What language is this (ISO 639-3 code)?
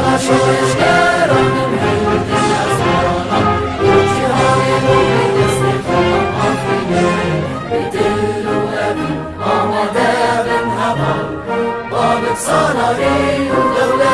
pol